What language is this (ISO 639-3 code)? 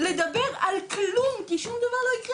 heb